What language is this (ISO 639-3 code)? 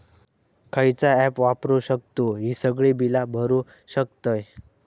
mar